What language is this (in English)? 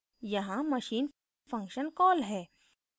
Hindi